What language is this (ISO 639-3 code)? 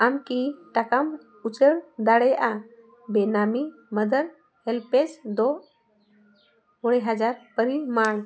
sat